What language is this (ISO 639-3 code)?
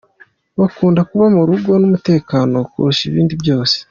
kin